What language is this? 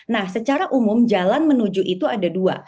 Indonesian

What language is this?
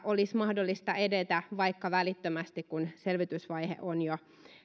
Finnish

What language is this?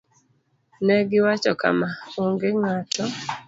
Luo (Kenya and Tanzania)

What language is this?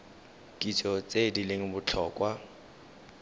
Tswana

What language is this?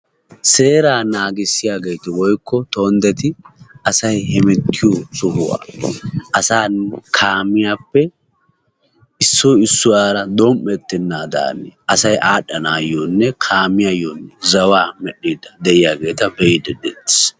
Wolaytta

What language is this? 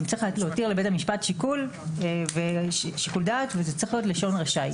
Hebrew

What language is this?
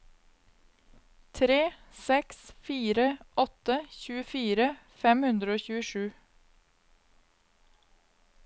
Norwegian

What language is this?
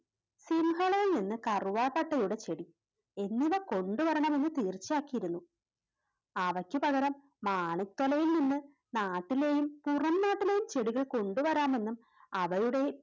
Malayalam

